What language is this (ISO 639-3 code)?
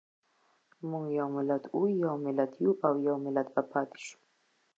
pus